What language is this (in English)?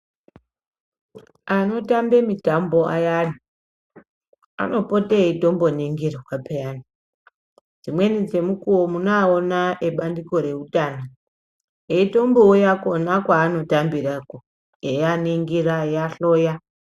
Ndau